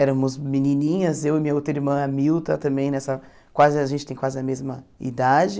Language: Portuguese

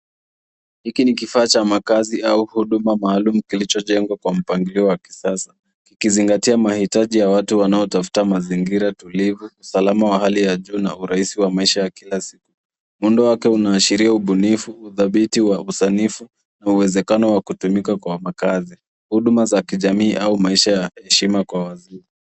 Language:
Swahili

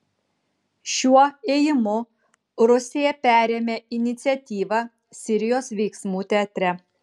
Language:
Lithuanian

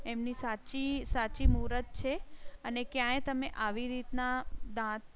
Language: Gujarati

